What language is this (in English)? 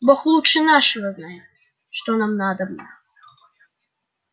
Russian